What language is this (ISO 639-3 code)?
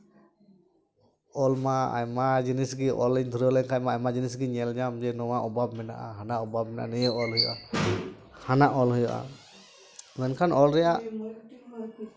sat